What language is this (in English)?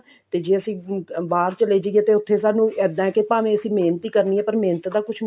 Punjabi